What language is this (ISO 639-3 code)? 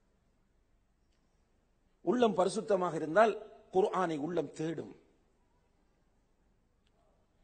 ara